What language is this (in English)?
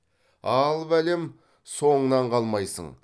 Kazakh